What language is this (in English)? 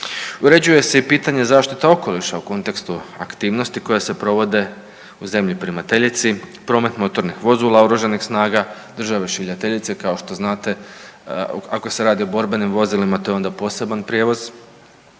Croatian